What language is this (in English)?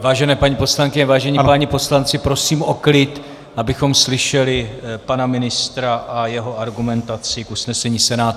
Czech